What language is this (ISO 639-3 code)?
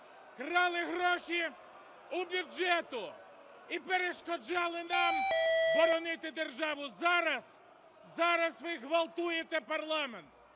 ukr